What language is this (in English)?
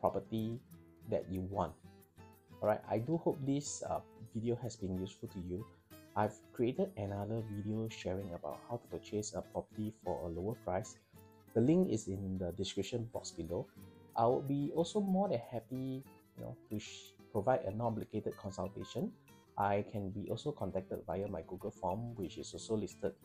English